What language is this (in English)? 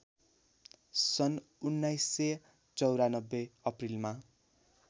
Nepali